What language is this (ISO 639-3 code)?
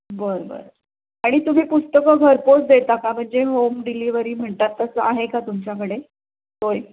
mar